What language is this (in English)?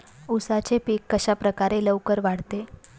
Marathi